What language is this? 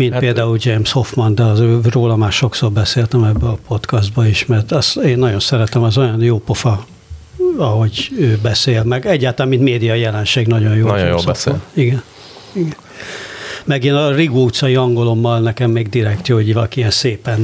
Hungarian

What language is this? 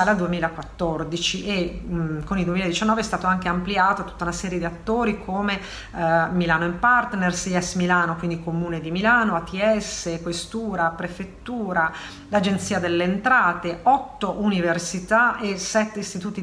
Italian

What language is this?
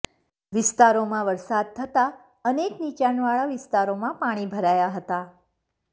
Gujarati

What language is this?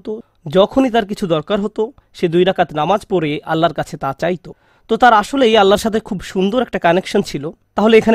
Bangla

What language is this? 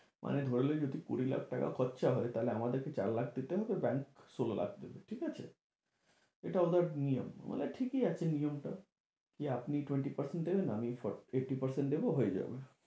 Bangla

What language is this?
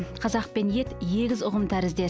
Kazakh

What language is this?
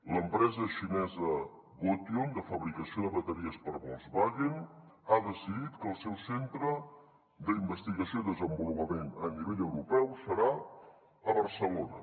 Catalan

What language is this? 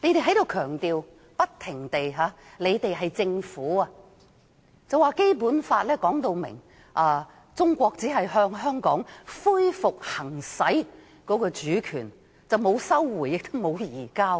Cantonese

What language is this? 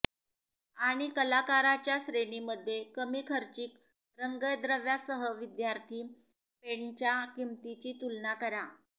Marathi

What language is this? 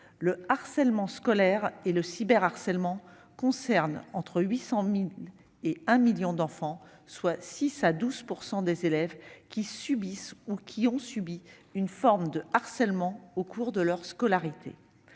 French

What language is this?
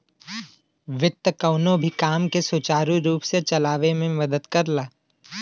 Bhojpuri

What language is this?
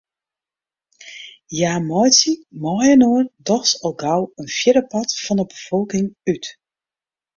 Western Frisian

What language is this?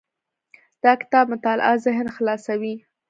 Pashto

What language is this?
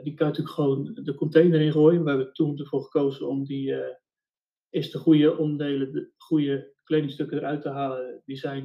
Dutch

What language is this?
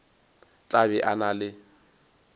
Northern Sotho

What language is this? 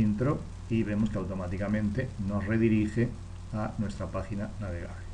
Spanish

